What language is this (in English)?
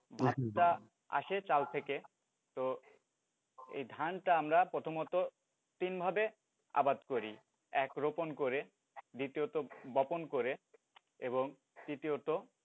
Bangla